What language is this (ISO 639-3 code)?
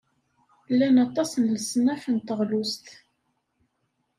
kab